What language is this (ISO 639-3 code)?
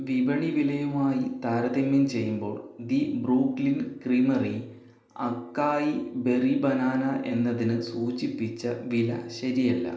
mal